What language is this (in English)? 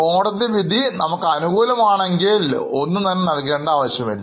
Malayalam